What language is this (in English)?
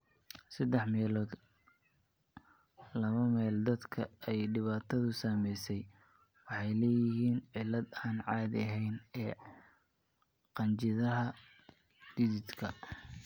Somali